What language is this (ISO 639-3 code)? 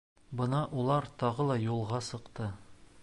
bak